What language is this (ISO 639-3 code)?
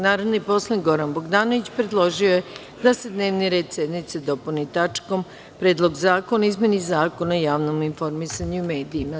srp